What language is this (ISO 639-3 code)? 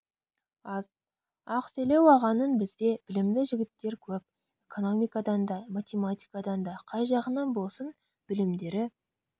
kaz